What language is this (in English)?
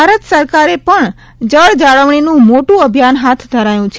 Gujarati